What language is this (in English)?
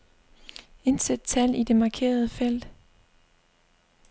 Danish